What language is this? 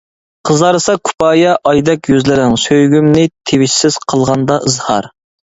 Uyghur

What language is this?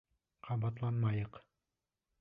Bashkir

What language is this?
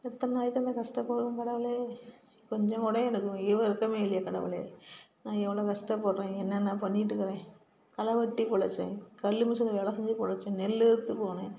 Tamil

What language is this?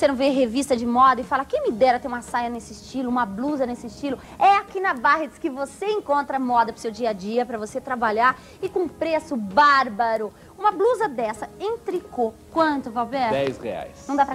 Portuguese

